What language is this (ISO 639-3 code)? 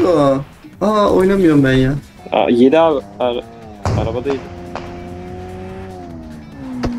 tur